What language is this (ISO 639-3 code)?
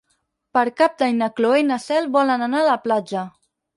cat